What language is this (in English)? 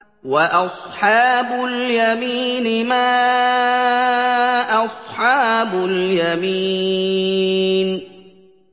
Arabic